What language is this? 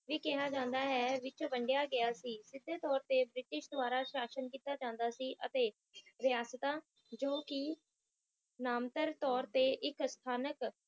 Punjabi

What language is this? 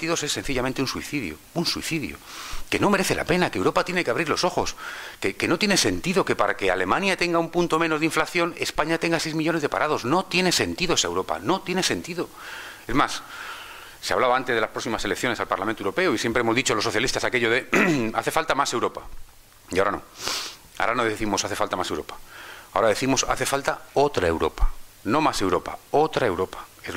Spanish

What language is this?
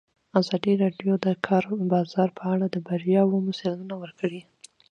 Pashto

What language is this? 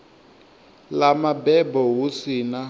Venda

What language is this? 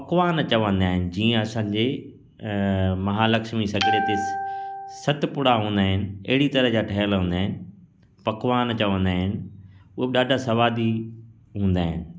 Sindhi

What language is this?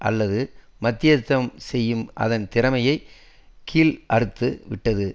Tamil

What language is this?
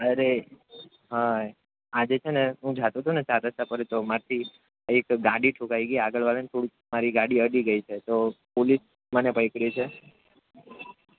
Gujarati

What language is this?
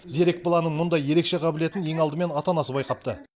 Kazakh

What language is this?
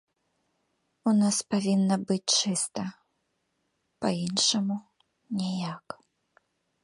Belarusian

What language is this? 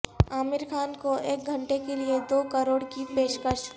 Urdu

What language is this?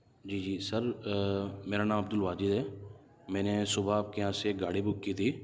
Urdu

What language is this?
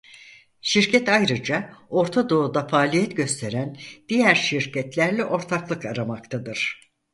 Turkish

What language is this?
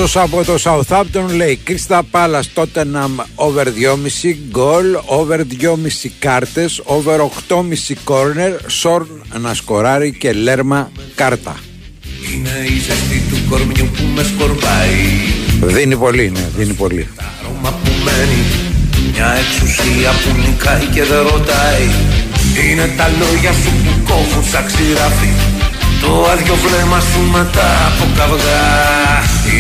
Greek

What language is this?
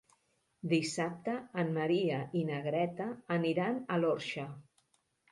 Catalan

